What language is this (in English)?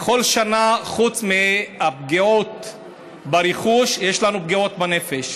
Hebrew